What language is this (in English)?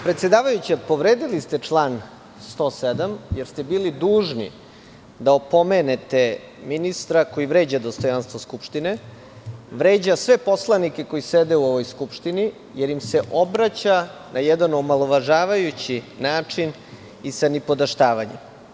Serbian